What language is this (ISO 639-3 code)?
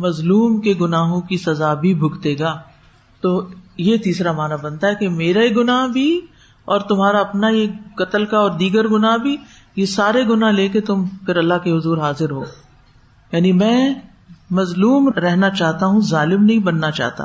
urd